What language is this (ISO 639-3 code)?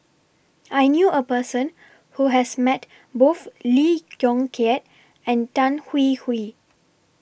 eng